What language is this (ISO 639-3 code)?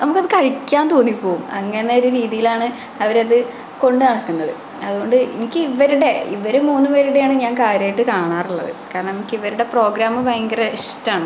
mal